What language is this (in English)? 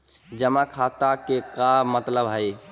Magahi